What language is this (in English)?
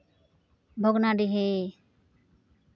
Santali